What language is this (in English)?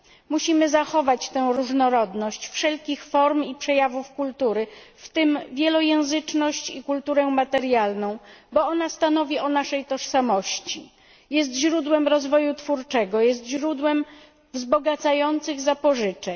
Polish